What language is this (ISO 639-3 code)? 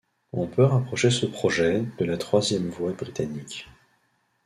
fra